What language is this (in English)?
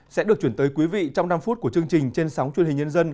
Vietnamese